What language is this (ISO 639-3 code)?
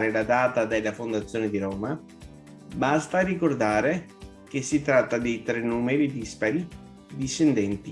ita